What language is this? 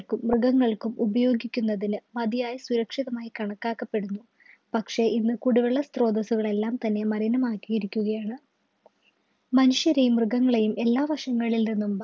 Malayalam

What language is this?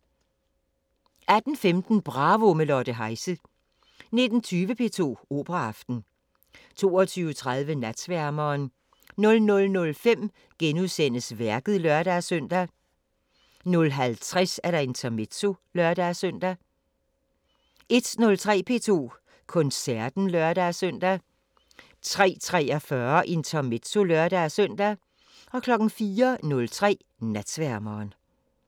Danish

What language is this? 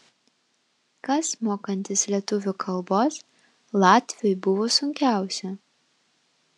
Lithuanian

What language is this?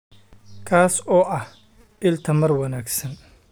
Somali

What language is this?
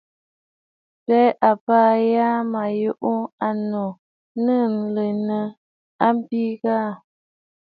Bafut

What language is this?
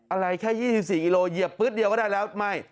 Thai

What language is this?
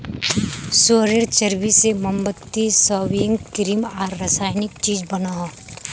Magahi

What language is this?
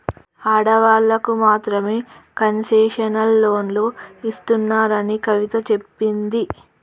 Telugu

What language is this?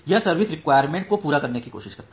Hindi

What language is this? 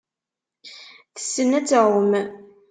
Kabyle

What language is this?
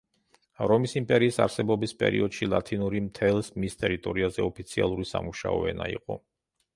Georgian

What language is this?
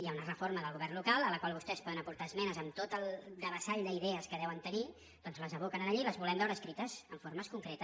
Catalan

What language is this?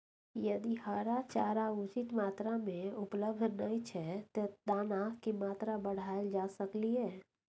Maithili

